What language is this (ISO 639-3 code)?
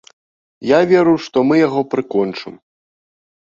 bel